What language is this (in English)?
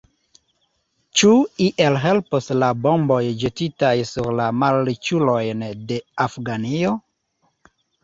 Esperanto